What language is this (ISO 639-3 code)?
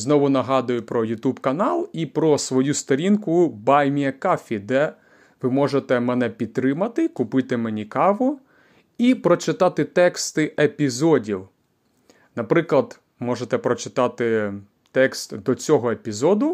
ukr